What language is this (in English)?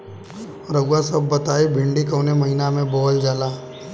Bhojpuri